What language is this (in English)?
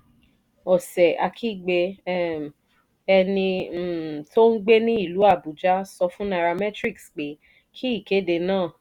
Yoruba